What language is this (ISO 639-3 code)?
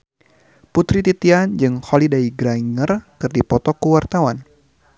sun